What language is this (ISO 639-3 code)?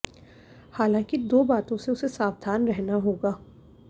hin